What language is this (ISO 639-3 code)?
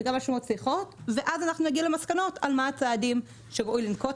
heb